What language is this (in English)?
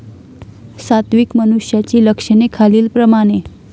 Marathi